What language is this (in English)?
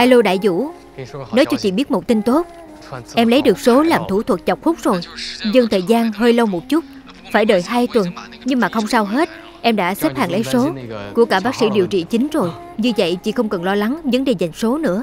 Vietnamese